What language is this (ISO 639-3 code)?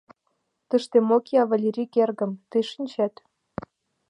chm